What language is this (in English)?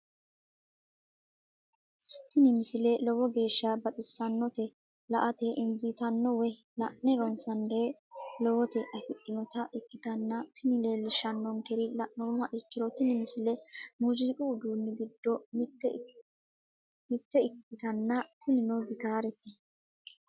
Sidamo